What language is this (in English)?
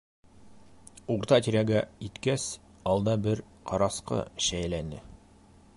Bashkir